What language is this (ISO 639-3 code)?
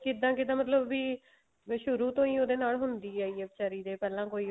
pan